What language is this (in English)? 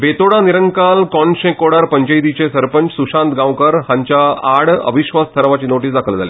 Konkani